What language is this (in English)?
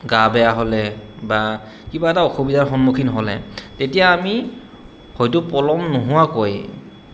Assamese